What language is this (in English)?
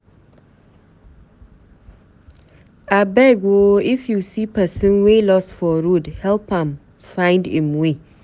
Nigerian Pidgin